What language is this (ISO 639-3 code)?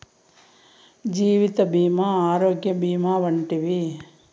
tel